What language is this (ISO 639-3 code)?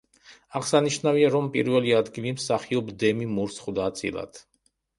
kat